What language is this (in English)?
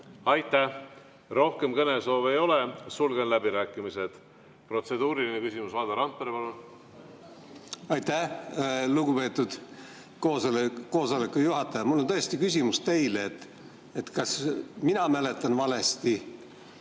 Estonian